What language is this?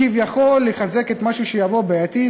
Hebrew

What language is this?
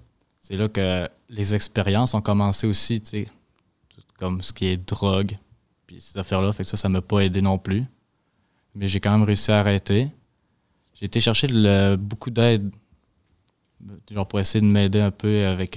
French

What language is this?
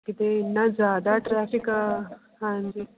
Punjabi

